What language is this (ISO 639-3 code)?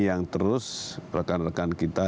ind